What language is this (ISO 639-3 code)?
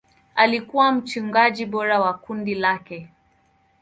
swa